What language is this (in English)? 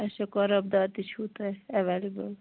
Kashmiri